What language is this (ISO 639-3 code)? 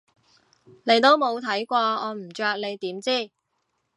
yue